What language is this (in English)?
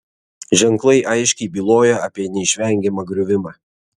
Lithuanian